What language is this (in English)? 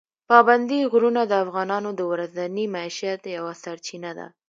Pashto